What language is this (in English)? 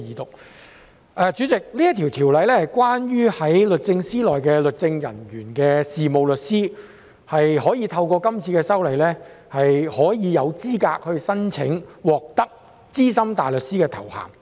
Cantonese